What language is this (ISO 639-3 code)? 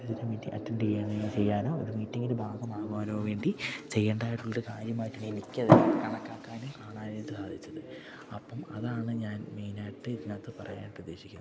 mal